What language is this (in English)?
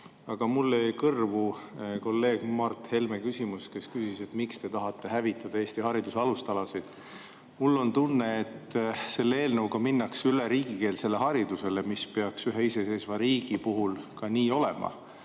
Estonian